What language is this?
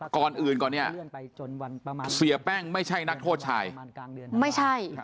Thai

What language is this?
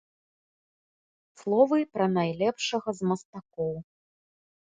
Belarusian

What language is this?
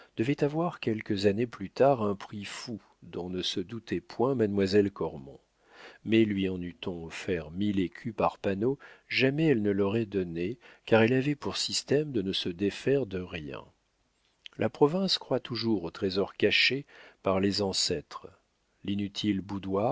French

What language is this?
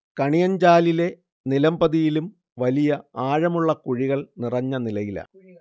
Malayalam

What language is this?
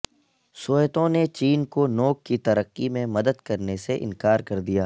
Urdu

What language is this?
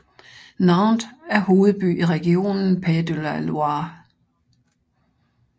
Danish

